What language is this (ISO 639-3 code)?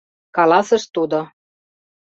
chm